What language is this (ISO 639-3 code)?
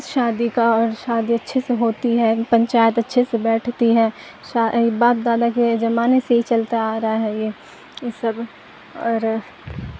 urd